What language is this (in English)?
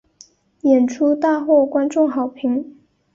Chinese